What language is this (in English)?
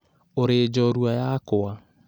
Kikuyu